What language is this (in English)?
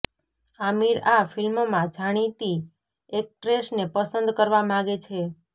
Gujarati